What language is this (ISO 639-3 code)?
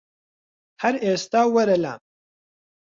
ckb